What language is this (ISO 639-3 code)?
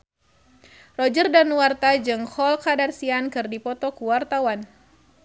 sun